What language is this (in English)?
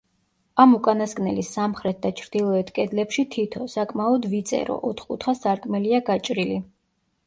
Georgian